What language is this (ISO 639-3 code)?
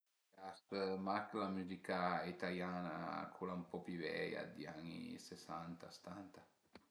pms